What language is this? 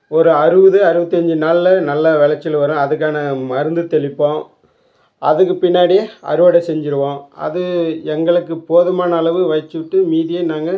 Tamil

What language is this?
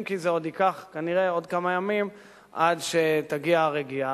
Hebrew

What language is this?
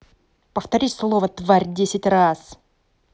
Russian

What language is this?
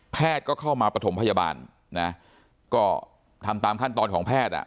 Thai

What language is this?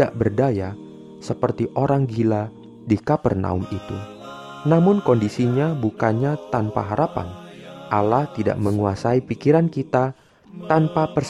Indonesian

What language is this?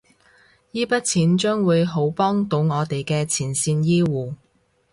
Cantonese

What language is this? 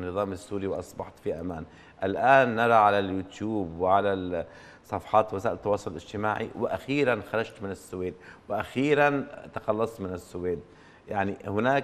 Arabic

